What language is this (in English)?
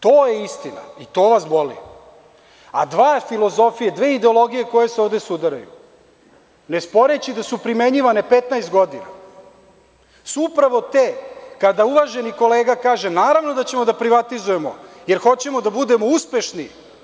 Serbian